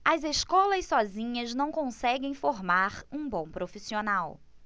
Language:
Portuguese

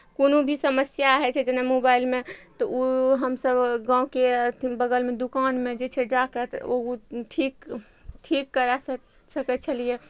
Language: Maithili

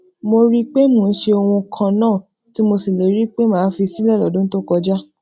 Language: Yoruba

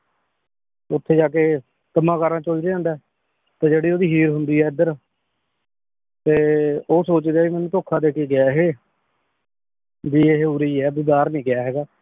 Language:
Punjabi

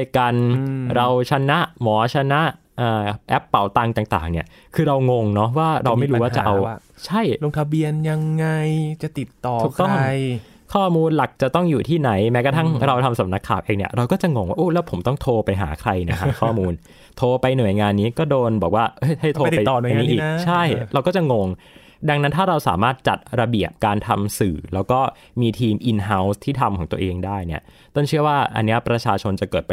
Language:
Thai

